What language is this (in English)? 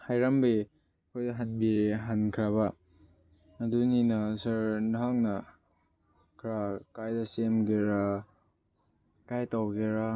Manipuri